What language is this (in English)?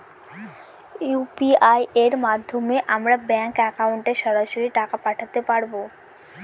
Bangla